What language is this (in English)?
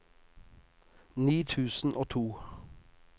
Norwegian